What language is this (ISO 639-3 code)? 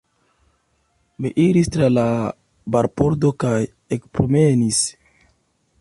epo